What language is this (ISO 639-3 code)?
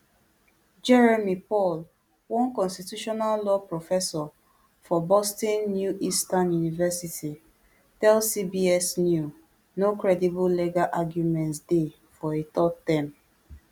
pcm